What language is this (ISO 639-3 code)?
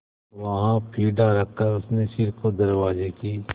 hin